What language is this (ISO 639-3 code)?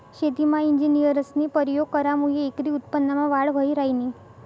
mar